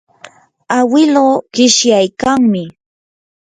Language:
Yanahuanca Pasco Quechua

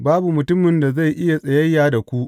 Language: Hausa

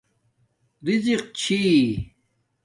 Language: Domaaki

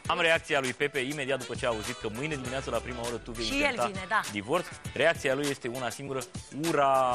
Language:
Romanian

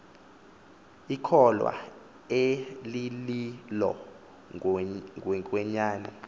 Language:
Xhosa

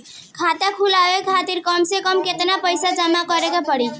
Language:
Bhojpuri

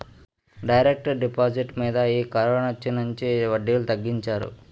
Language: Telugu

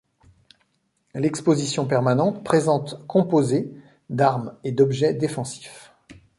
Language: French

